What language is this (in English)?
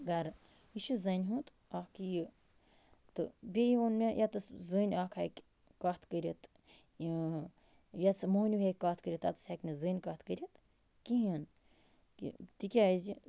Kashmiri